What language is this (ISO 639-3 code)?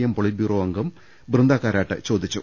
mal